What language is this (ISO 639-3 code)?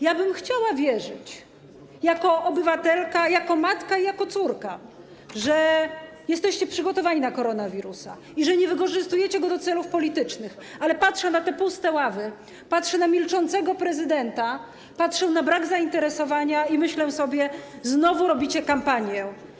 pol